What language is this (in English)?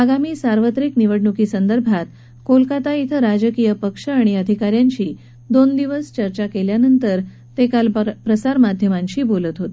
Marathi